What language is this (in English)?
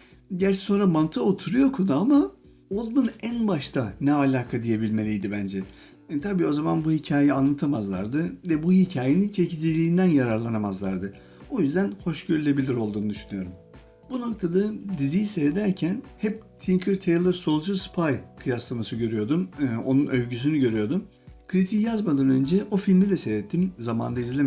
Turkish